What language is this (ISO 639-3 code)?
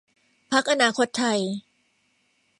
tha